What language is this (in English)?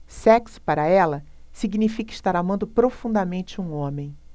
Portuguese